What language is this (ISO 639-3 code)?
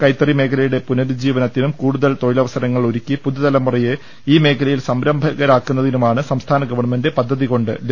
mal